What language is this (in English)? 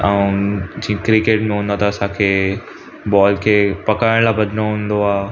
Sindhi